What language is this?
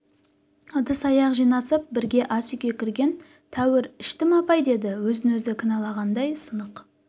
Kazakh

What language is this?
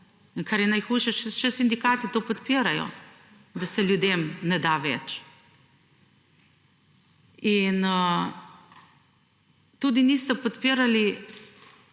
Slovenian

